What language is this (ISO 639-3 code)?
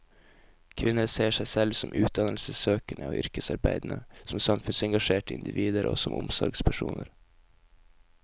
nor